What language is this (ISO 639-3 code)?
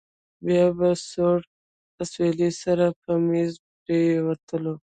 pus